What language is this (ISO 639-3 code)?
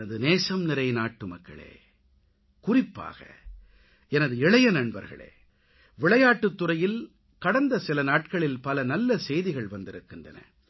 tam